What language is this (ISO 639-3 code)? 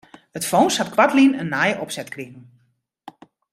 fry